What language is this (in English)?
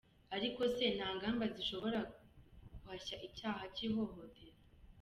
Kinyarwanda